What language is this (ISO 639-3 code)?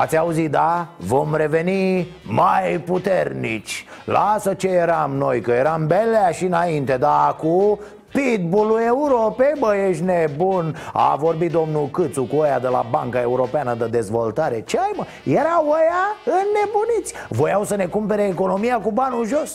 ron